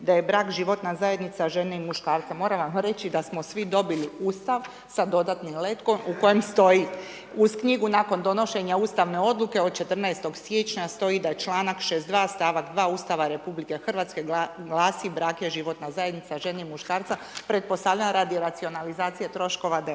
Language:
Croatian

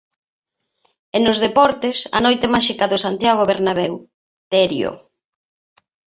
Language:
Galician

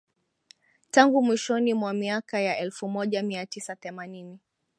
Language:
Swahili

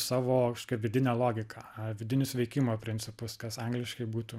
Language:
Lithuanian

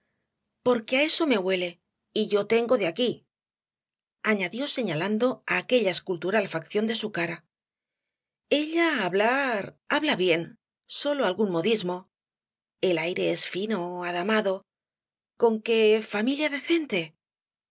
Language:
Spanish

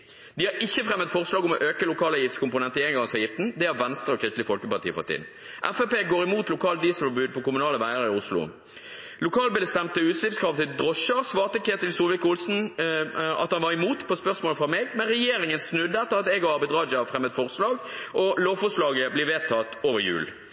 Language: Norwegian Bokmål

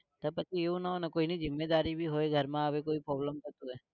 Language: Gujarati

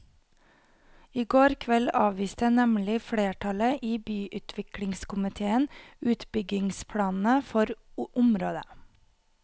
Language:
Norwegian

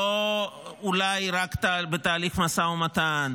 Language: Hebrew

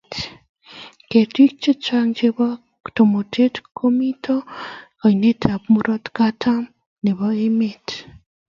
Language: Kalenjin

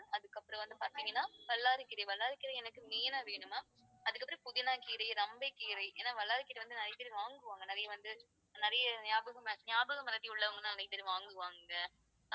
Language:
Tamil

